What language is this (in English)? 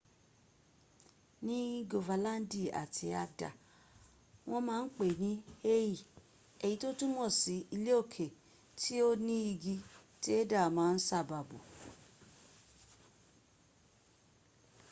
Yoruba